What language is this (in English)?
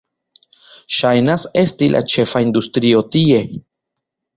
Esperanto